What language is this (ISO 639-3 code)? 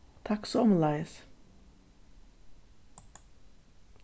fao